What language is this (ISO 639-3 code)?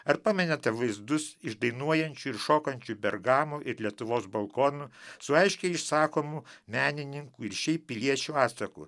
lit